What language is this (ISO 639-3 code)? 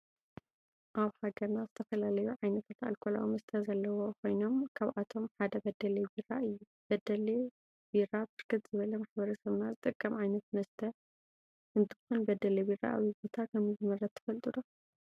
tir